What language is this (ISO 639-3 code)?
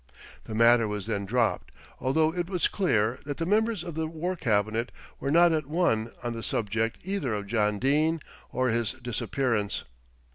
eng